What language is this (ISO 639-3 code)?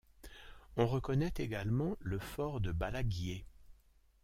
fra